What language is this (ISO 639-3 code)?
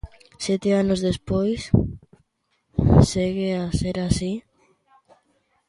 glg